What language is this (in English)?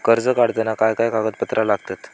Marathi